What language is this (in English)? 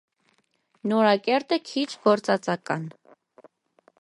Armenian